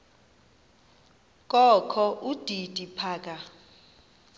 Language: Xhosa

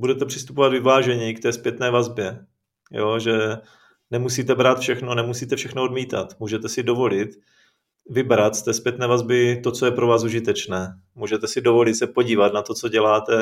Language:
Czech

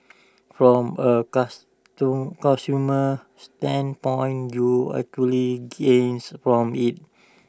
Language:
English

